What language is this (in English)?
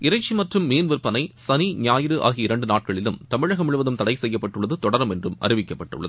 Tamil